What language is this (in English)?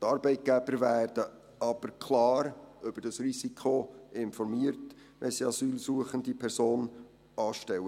Swiss German